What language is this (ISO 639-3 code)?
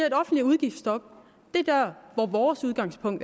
dan